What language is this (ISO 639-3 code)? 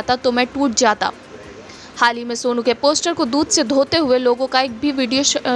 hin